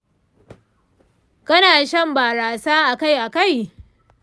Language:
Hausa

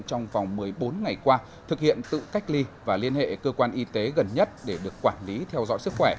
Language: Vietnamese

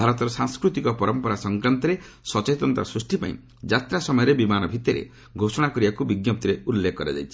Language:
Odia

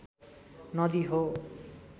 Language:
Nepali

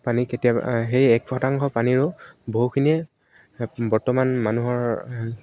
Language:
Assamese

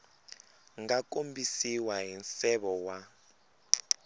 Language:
Tsonga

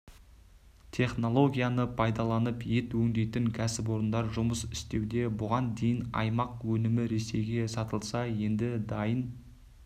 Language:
Kazakh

